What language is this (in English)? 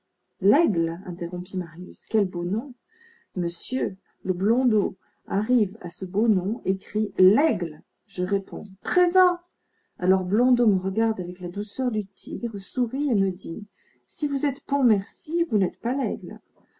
French